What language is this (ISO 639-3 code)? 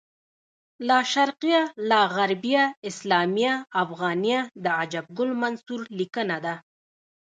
pus